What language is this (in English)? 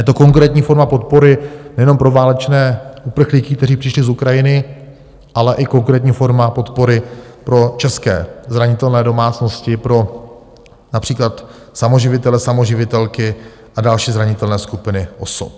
Czech